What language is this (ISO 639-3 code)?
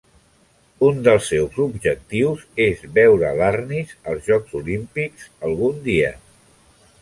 cat